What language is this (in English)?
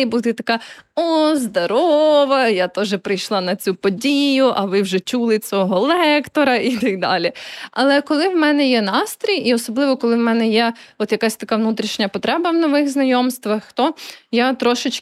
Ukrainian